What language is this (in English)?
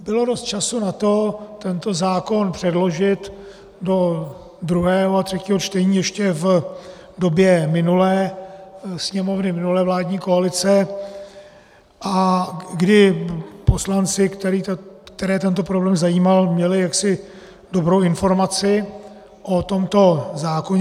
Czech